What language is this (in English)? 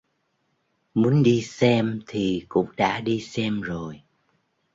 Vietnamese